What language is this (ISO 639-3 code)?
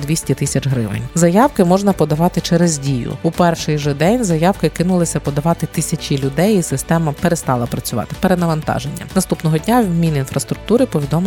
ukr